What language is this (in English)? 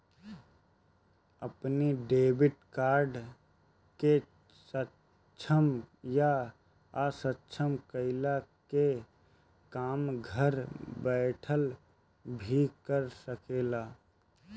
Bhojpuri